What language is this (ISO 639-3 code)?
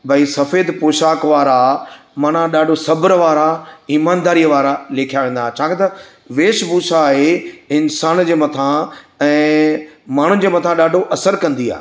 snd